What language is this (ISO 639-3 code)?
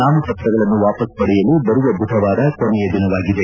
kan